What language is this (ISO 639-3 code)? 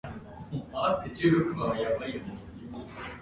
eng